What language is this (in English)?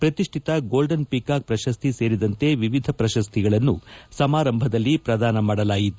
Kannada